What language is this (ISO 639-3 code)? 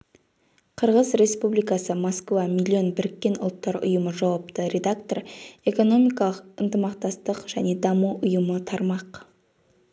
kaz